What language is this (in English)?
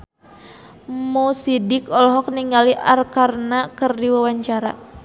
Sundanese